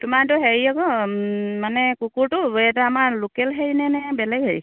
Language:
Assamese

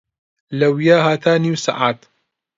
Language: Central Kurdish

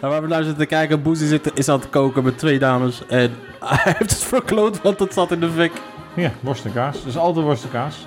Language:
Dutch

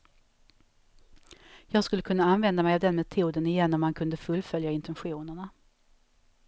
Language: Swedish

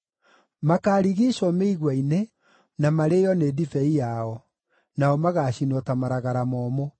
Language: Kikuyu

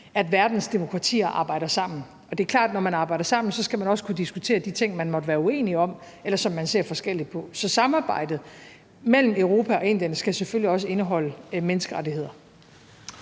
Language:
Danish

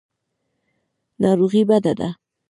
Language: Pashto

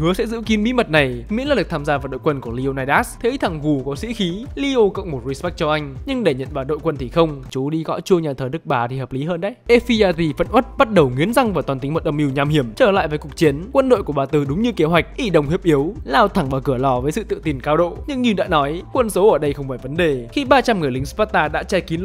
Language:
Vietnamese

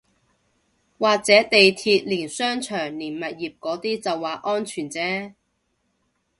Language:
Cantonese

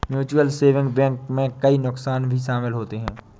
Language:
Hindi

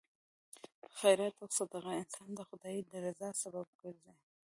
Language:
Pashto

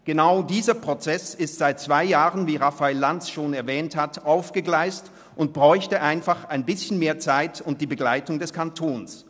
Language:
Swiss German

